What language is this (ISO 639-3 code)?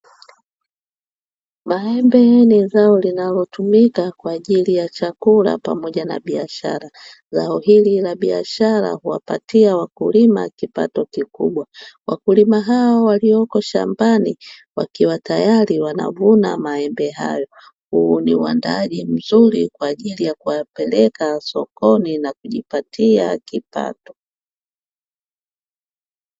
swa